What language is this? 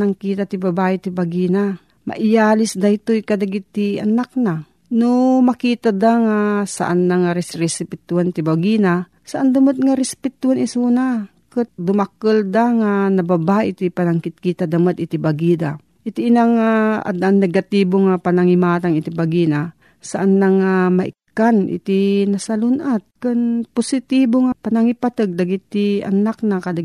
Filipino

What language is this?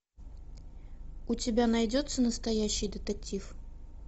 Russian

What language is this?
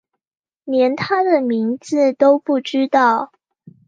Chinese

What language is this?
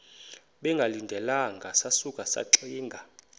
Xhosa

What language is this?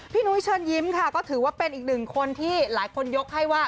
Thai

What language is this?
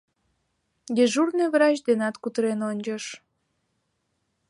Mari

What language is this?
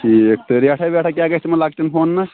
Kashmiri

